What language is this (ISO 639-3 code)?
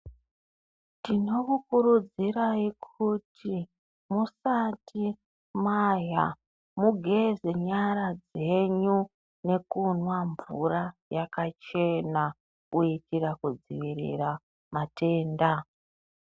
ndc